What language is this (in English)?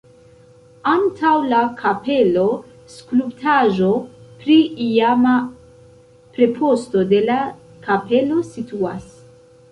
Esperanto